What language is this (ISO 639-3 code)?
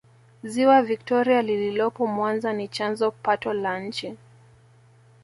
swa